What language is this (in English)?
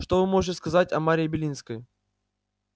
Russian